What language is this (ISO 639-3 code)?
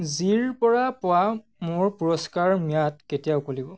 asm